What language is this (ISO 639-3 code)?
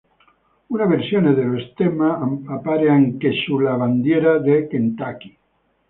ita